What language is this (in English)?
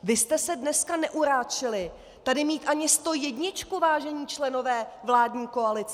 Czech